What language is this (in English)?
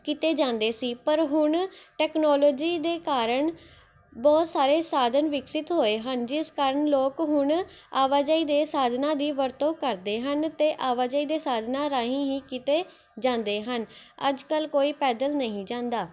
Punjabi